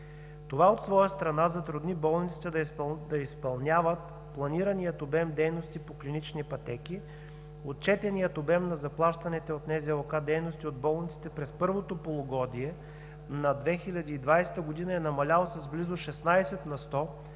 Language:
Bulgarian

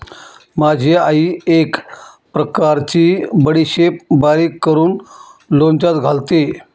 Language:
Marathi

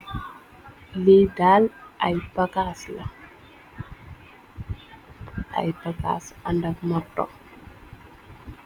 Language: Wolof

